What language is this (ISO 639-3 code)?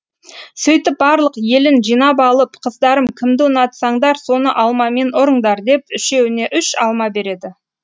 kaz